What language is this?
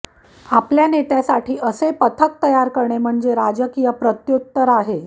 Marathi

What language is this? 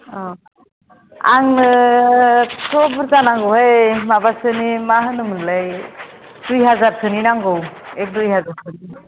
Bodo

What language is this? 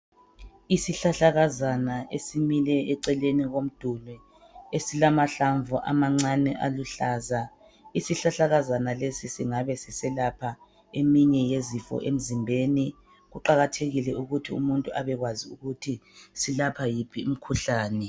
North Ndebele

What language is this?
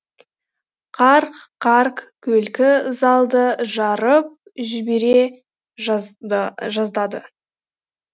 Kazakh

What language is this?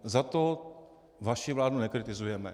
Czech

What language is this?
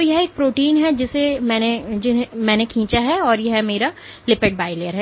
Hindi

